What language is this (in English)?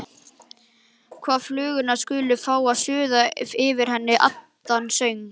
Icelandic